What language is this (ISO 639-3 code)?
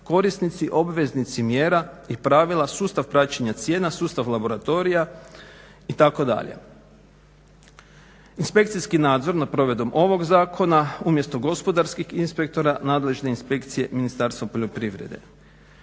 hrv